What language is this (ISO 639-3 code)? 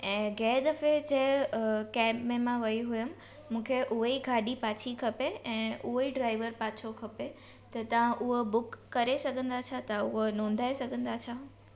snd